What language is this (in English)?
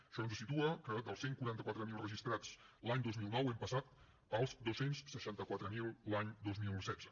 Catalan